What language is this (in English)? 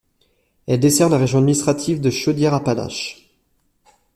French